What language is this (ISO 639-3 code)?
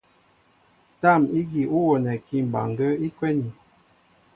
mbo